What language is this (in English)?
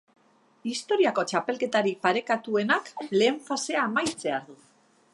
Basque